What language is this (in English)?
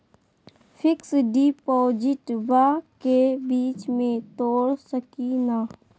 Magahi